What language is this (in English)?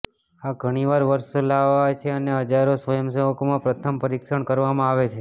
Gujarati